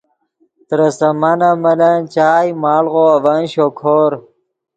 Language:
Yidgha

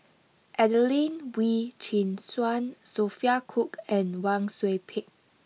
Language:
English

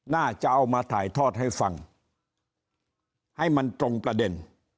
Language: Thai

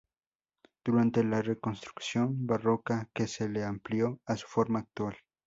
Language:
Spanish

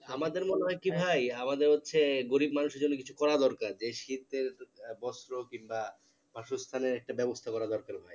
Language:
Bangla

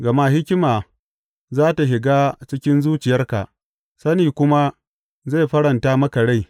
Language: Hausa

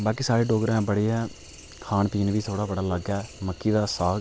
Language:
Dogri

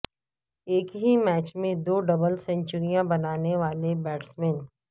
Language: Urdu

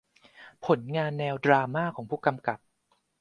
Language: Thai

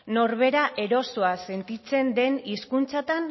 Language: Basque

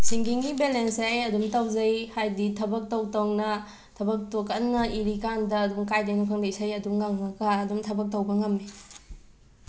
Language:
Manipuri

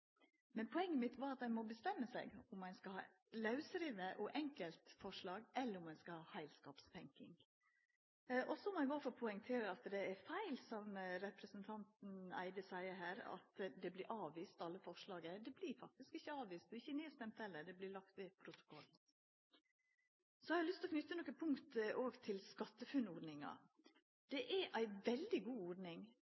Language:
Norwegian Nynorsk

